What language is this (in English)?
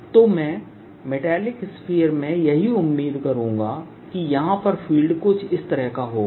Hindi